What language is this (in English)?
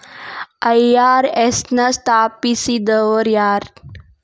Kannada